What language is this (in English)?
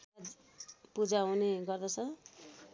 Nepali